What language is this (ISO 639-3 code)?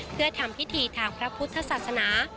tha